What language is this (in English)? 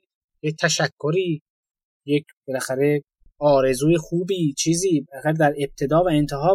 Persian